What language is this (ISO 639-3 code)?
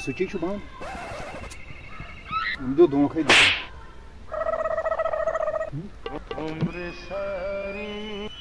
ron